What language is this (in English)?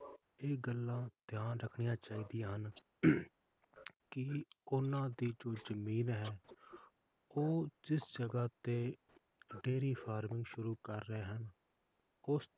Punjabi